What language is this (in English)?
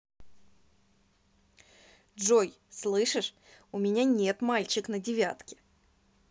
Russian